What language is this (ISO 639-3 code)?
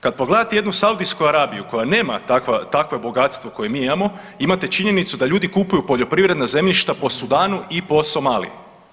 hrv